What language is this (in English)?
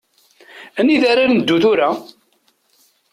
Kabyle